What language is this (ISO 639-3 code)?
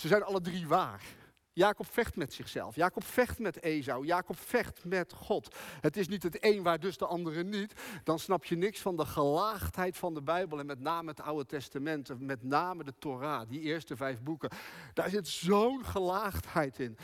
nld